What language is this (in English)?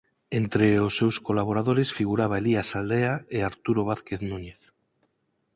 Galician